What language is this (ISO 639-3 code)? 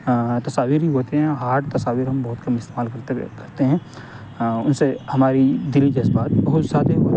urd